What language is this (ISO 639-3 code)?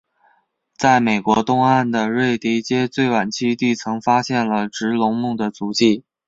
zho